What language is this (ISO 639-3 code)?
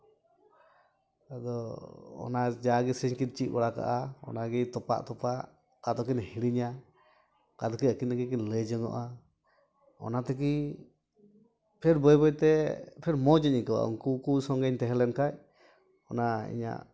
sat